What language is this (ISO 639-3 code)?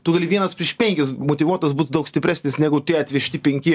lit